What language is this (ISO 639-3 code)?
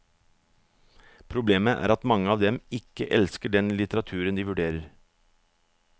nor